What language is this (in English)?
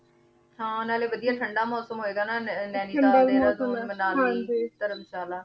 Punjabi